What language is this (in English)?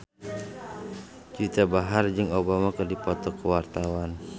Sundanese